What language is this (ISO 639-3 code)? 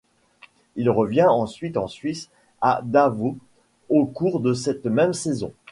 fra